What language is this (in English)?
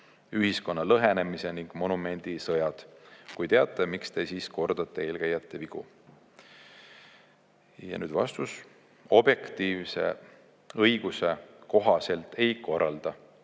Estonian